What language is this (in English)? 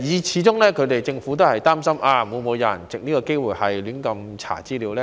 Cantonese